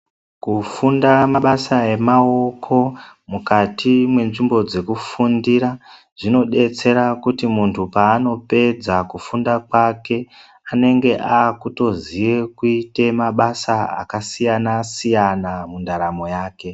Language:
Ndau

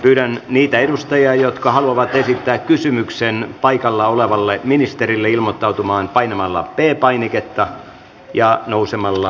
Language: Finnish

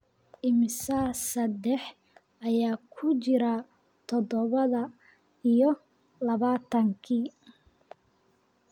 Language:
Somali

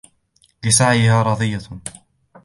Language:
Arabic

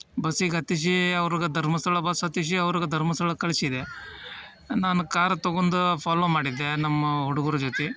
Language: Kannada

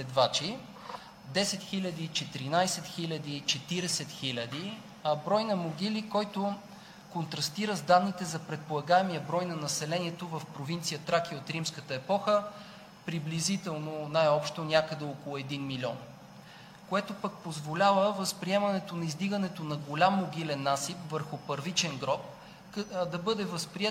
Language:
Bulgarian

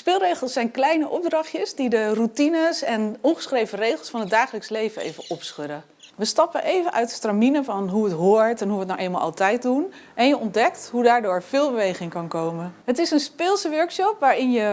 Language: Dutch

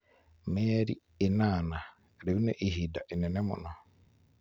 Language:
Kikuyu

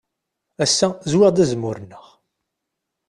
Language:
Kabyle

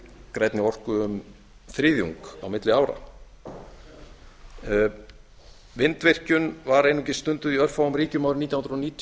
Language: Icelandic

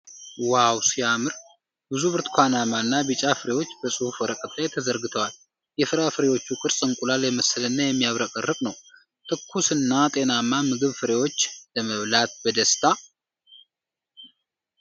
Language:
Amharic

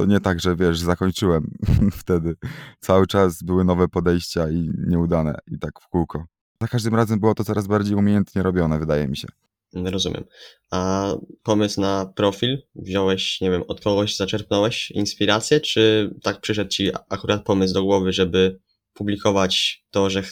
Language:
Polish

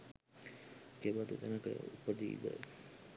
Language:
Sinhala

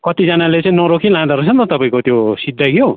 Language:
Nepali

